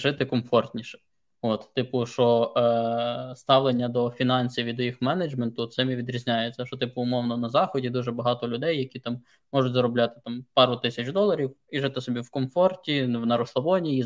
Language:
Ukrainian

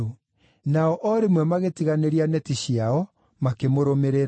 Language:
Kikuyu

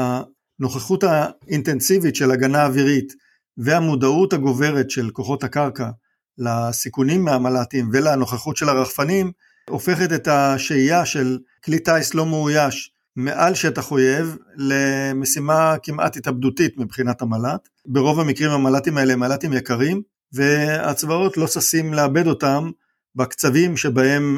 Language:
Hebrew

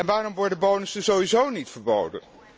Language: Dutch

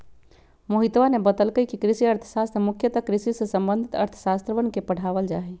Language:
Magahi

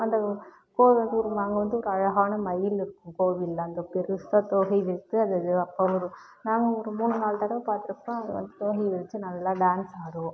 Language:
Tamil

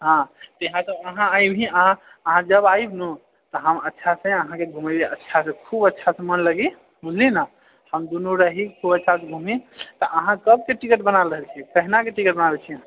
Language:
Maithili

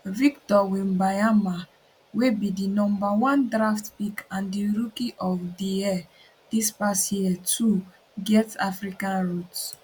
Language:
Nigerian Pidgin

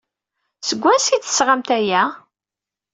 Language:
Kabyle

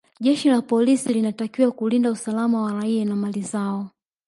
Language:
Swahili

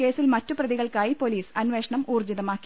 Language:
Malayalam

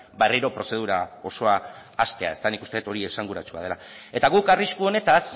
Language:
Basque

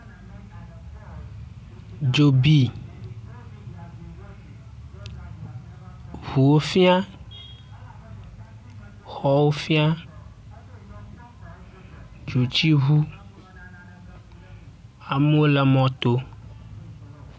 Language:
Ewe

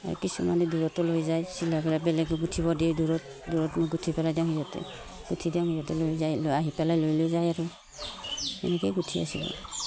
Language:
Assamese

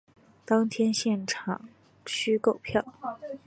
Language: Chinese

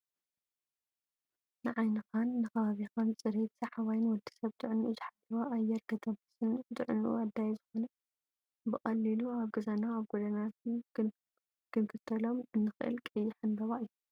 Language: Tigrinya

